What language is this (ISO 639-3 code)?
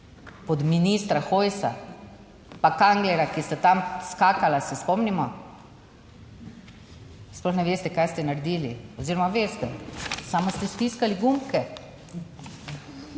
slv